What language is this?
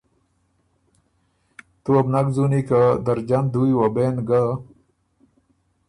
Ormuri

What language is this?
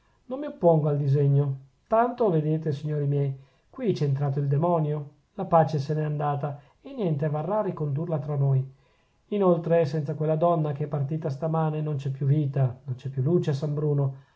Italian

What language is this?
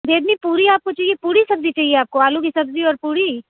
Urdu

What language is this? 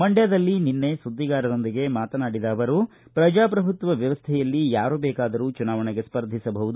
Kannada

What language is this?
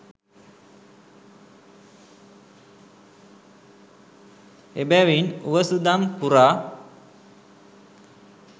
Sinhala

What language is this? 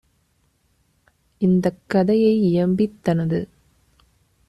Tamil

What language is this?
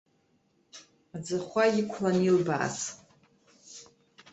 Abkhazian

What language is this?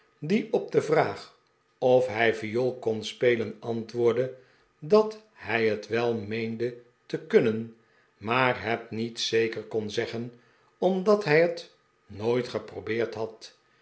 Dutch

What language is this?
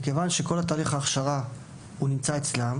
Hebrew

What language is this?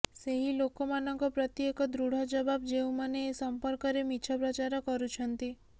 Odia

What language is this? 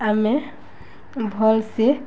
Odia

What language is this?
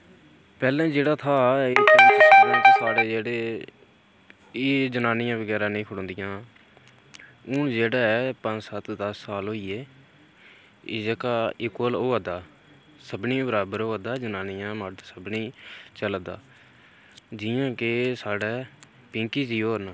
Dogri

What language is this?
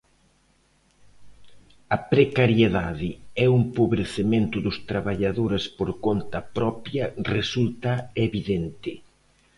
Galician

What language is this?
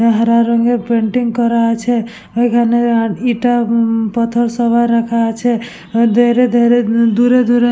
Bangla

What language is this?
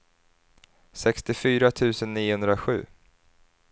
Swedish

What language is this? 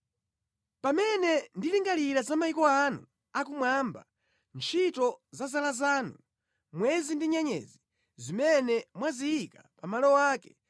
Nyanja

